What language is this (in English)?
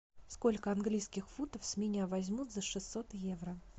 Russian